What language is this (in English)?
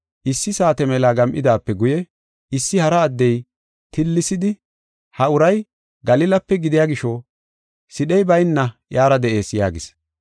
Gofa